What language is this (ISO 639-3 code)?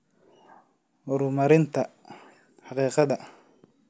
som